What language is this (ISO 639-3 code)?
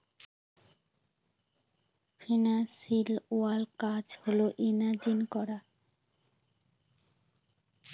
ben